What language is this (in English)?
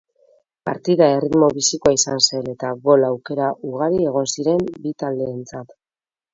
Basque